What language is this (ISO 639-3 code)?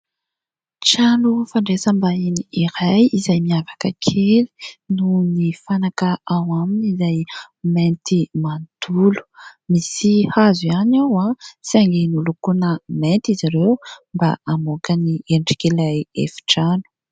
mlg